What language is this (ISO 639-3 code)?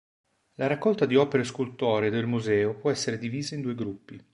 ita